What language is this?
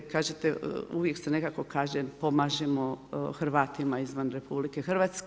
Croatian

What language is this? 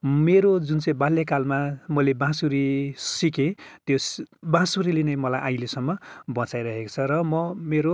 Nepali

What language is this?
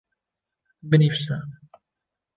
Kurdish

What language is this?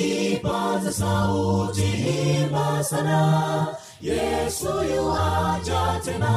Swahili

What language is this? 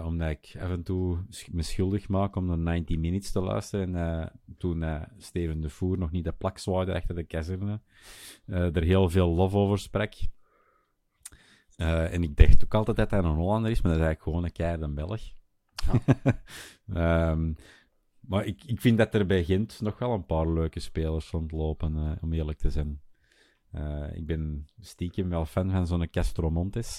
Dutch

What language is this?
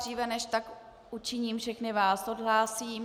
Czech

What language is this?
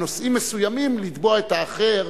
Hebrew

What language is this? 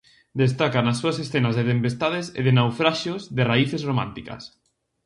Galician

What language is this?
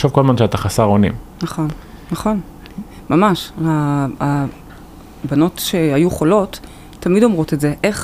Hebrew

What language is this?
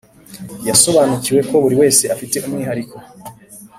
Kinyarwanda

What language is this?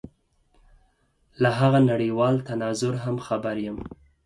Pashto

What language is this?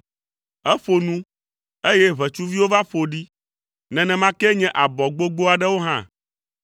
Ewe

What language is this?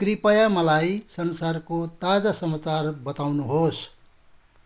Nepali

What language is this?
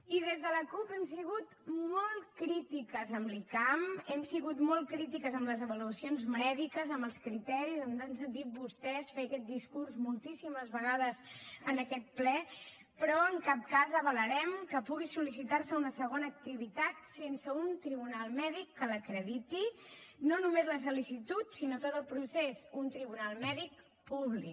Catalan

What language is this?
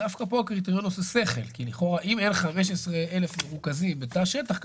Hebrew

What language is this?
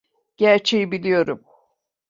Turkish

